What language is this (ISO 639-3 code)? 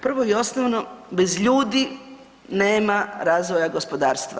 hrv